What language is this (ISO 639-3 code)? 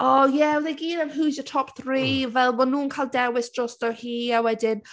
cym